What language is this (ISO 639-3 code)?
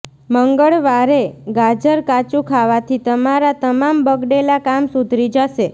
guj